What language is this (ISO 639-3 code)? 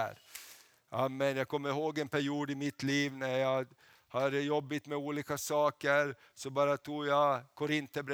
swe